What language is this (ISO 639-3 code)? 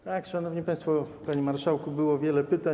pol